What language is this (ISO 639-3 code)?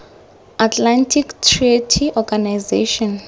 tsn